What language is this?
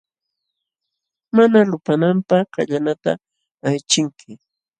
Jauja Wanca Quechua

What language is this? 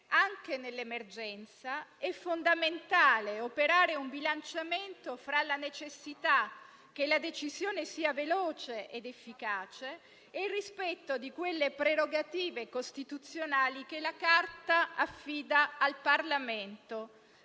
Italian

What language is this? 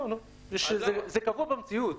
Hebrew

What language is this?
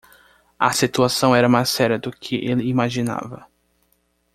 Portuguese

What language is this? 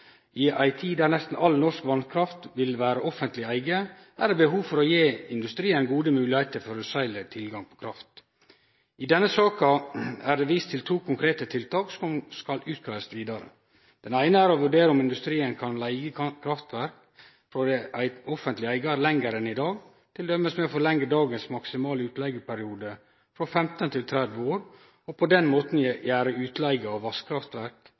Norwegian Nynorsk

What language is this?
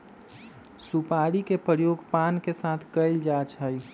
Magahi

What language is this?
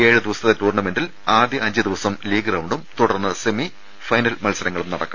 Malayalam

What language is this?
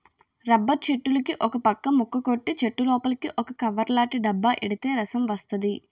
Telugu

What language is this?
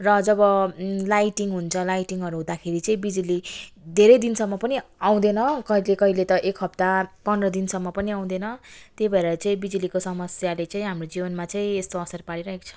Nepali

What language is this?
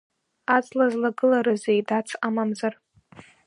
Abkhazian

